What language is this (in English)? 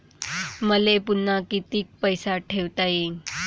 Marathi